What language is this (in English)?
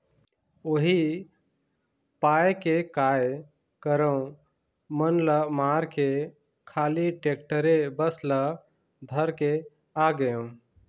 Chhattisgarhi